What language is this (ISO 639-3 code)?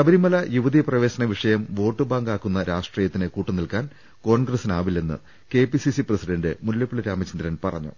mal